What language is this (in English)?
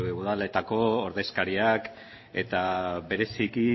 Basque